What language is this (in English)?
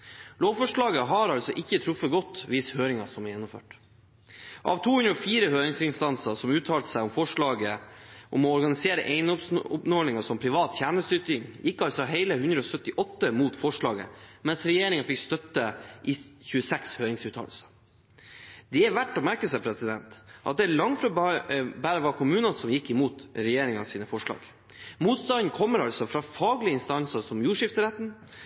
Norwegian Bokmål